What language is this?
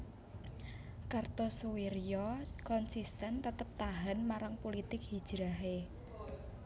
Javanese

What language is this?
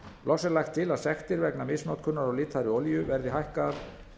Icelandic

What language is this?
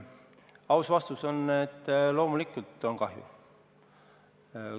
Estonian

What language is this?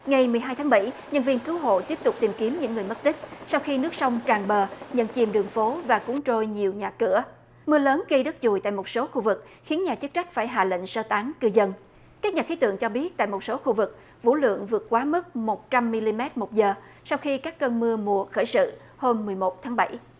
Vietnamese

